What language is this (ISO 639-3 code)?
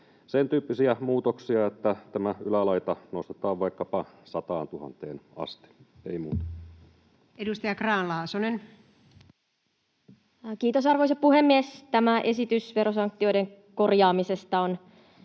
fin